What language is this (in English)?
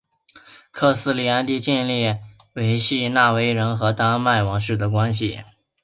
Chinese